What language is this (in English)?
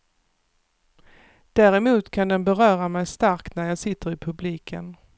Swedish